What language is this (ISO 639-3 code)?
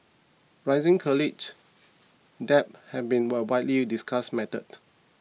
eng